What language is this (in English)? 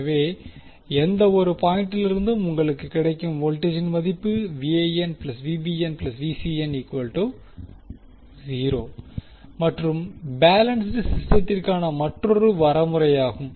Tamil